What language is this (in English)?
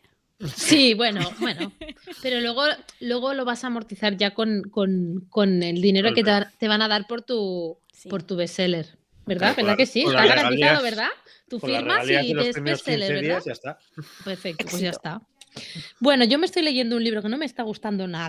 Spanish